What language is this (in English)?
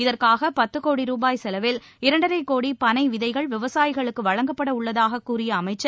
Tamil